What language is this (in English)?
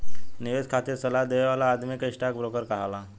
Bhojpuri